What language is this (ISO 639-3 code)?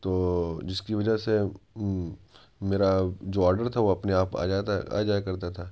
urd